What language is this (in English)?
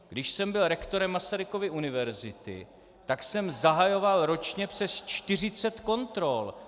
Czech